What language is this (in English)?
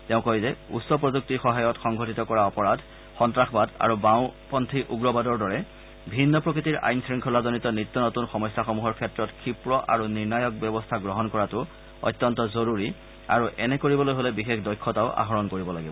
Assamese